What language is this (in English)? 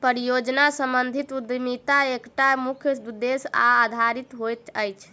Maithili